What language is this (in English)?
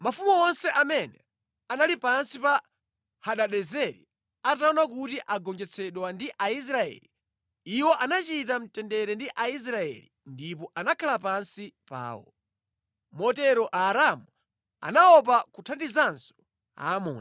Nyanja